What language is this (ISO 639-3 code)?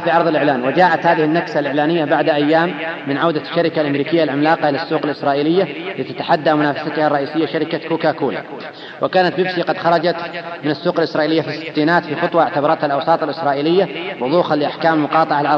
ara